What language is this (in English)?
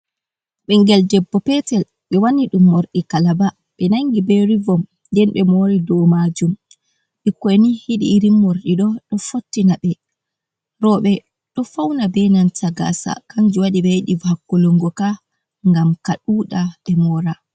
Fula